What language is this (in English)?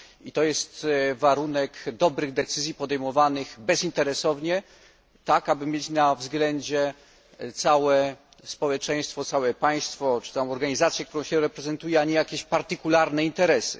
Polish